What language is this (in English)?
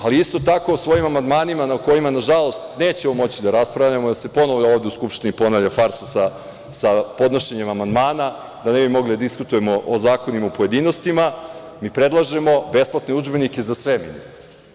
Serbian